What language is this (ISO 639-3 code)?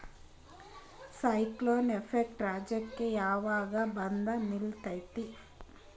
kan